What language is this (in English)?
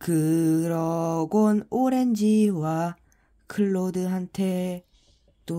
Korean